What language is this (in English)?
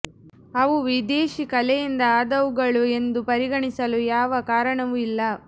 Kannada